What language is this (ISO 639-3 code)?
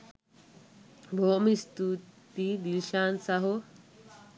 sin